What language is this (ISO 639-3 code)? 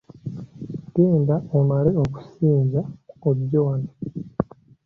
lug